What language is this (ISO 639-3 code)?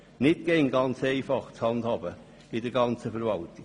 gsw